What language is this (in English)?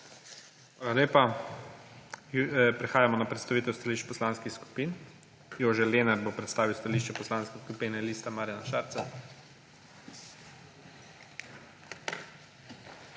Slovenian